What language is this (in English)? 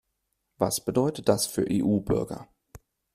German